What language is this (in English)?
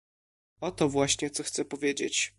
Polish